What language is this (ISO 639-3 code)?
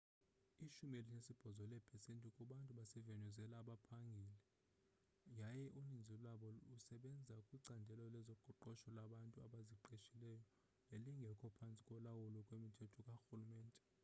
xho